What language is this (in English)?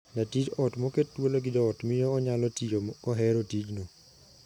Luo (Kenya and Tanzania)